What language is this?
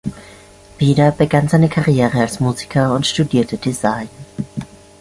German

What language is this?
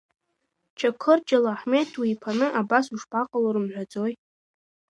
Abkhazian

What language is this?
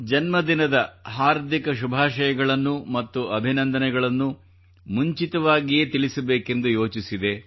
Kannada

